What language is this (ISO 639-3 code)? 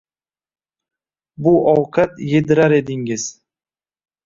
uzb